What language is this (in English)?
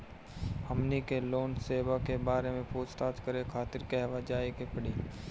Bhojpuri